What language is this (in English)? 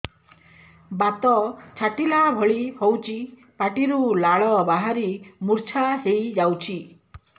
Odia